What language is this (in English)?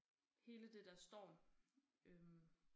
Danish